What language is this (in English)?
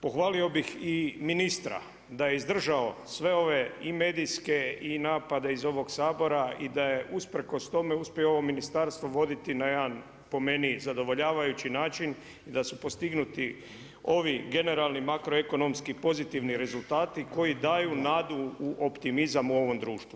Croatian